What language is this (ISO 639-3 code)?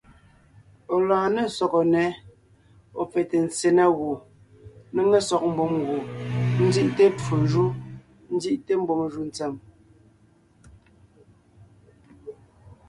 nnh